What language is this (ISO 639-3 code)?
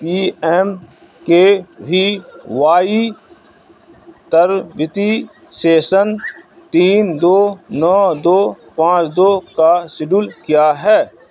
urd